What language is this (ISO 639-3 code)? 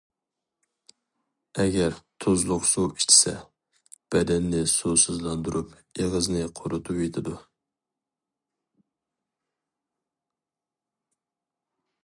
uig